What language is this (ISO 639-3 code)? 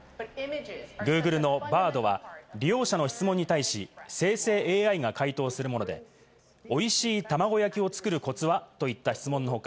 jpn